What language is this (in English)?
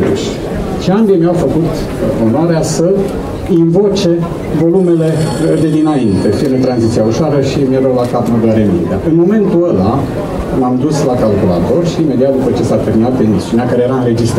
Romanian